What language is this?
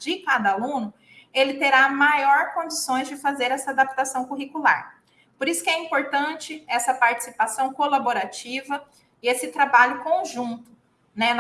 Portuguese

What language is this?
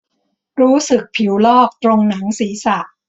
Thai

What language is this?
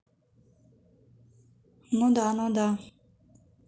Russian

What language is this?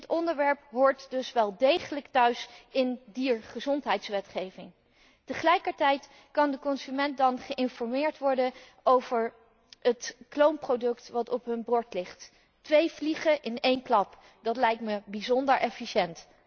Dutch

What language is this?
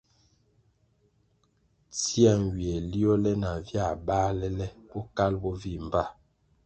Kwasio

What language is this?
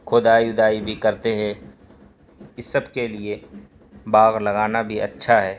Urdu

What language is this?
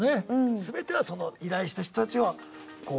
Japanese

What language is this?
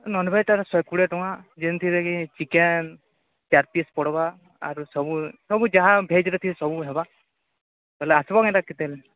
Odia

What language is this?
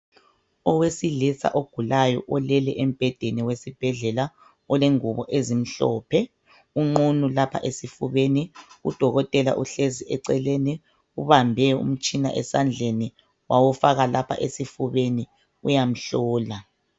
North Ndebele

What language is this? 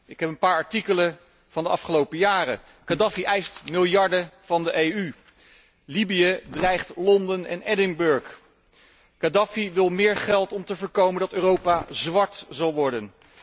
Dutch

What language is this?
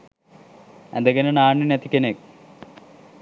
Sinhala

